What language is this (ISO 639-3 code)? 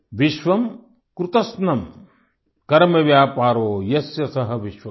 hin